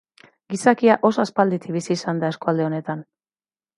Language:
Basque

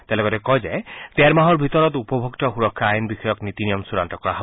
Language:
Assamese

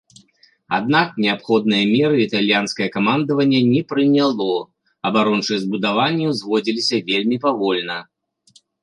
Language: Belarusian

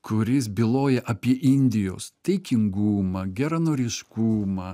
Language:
Lithuanian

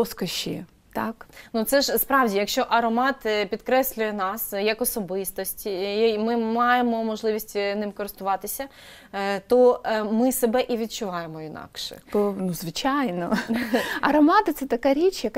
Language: Ukrainian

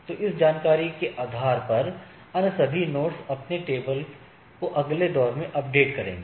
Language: Hindi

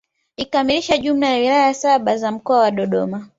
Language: Swahili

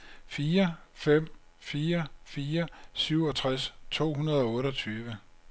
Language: Danish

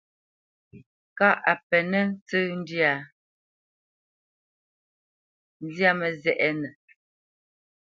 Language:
Bamenyam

